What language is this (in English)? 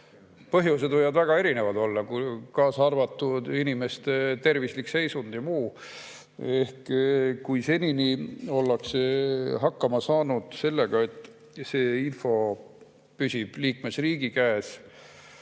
Estonian